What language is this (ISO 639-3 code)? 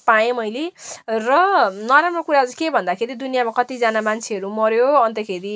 nep